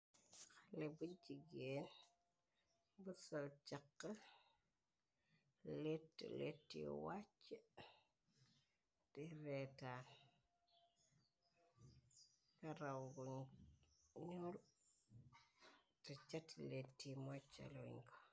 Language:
Wolof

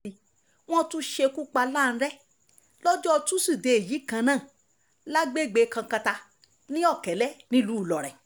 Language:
Yoruba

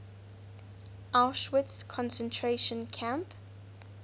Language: English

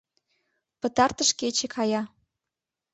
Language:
Mari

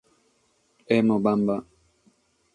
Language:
Sardinian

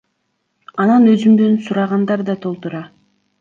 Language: Kyrgyz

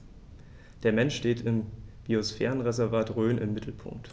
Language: German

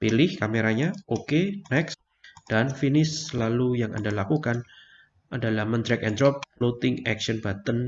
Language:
Indonesian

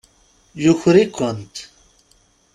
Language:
Kabyle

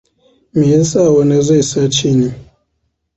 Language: Hausa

